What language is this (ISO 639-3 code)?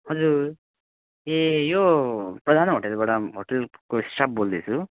nep